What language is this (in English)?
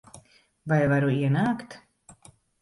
Latvian